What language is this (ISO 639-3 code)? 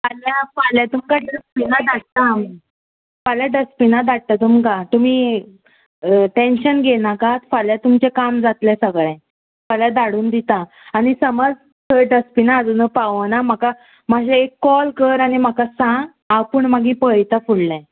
kok